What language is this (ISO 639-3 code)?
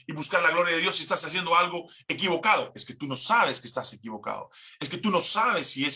spa